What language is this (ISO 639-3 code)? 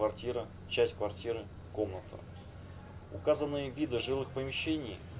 rus